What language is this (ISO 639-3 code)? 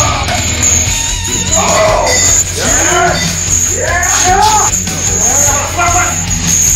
eng